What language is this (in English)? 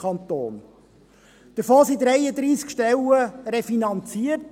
Swiss German